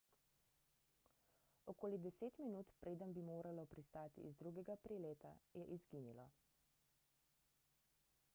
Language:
Slovenian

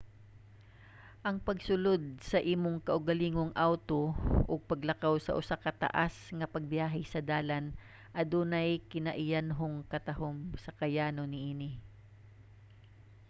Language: Cebuano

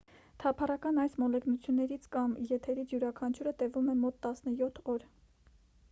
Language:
Armenian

